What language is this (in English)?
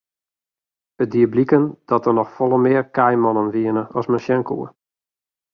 Western Frisian